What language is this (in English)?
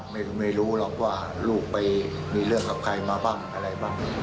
Thai